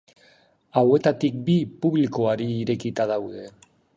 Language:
Basque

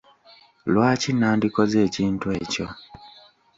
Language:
Ganda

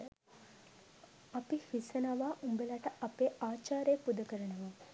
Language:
Sinhala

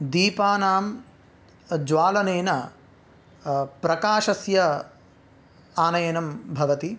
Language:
Sanskrit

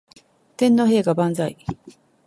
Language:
Japanese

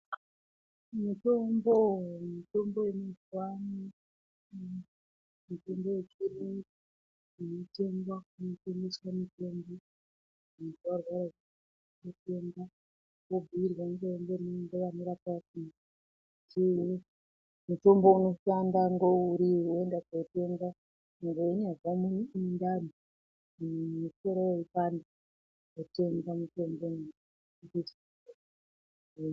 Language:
Ndau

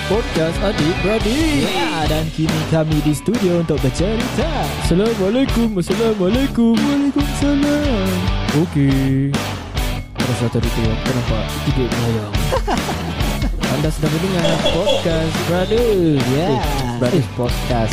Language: Malay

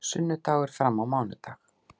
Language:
Icelandic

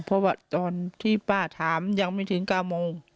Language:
Thai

